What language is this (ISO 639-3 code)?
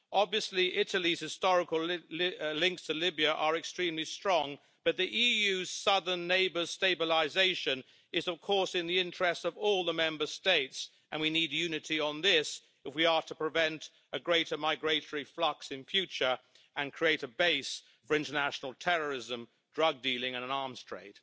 eng